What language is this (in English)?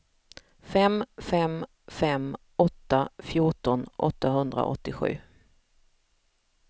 Swedish